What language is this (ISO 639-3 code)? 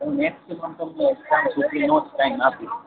guj